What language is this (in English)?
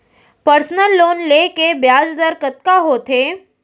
Chhattisgarhi